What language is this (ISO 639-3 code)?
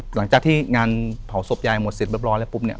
tha